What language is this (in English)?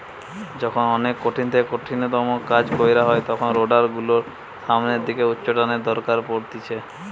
Bangla